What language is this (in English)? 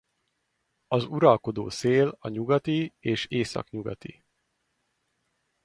Hungarian